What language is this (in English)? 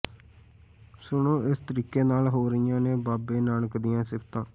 Punjabi